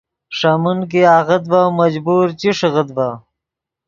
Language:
Yidgha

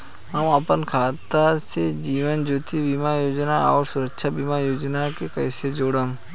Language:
Bhojpuri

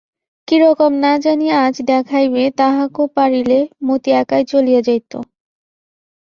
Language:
Bangla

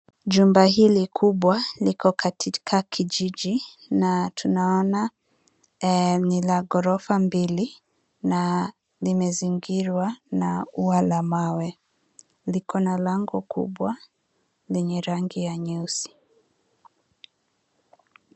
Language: Swahili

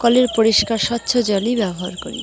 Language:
Bangla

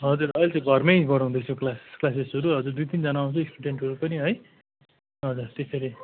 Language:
Nepali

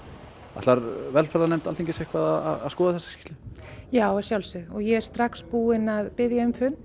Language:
Icelandic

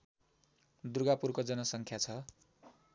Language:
Nepali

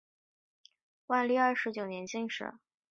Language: Chinese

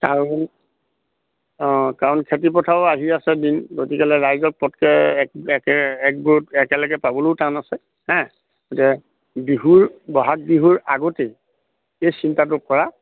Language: Assamese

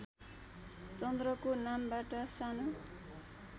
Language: Nepali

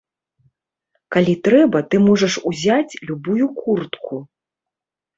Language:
Belarusian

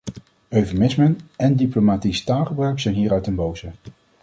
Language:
Dutch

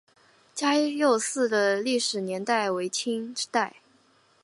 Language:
Chinese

